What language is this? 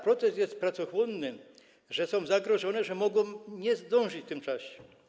Polish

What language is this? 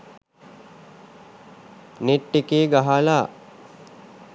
Sinhala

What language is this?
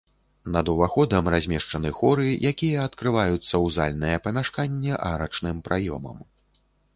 Belarusian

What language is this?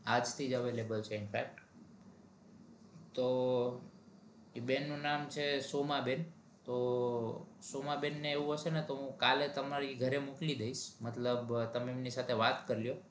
Gujarati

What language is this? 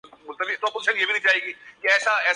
Urdu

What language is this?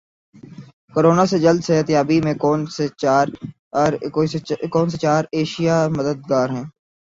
Urdu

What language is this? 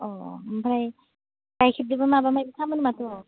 Bodo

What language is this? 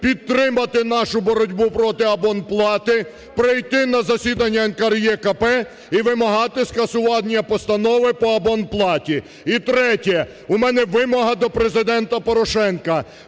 Ukrainian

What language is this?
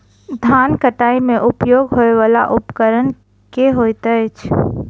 Maithili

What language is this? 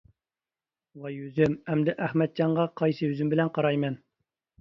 Uyghur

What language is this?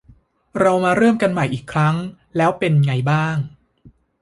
Thai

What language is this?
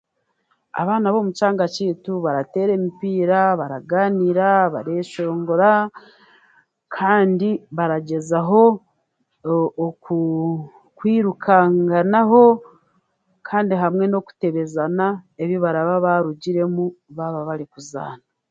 Chiga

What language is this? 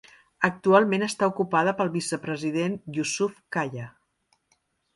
Catalan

